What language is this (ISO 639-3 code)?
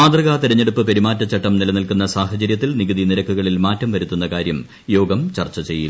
mal